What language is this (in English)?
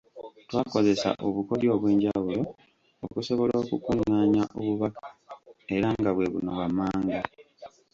Ganda